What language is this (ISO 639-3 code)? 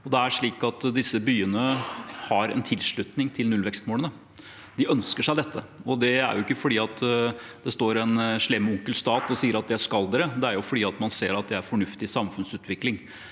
nor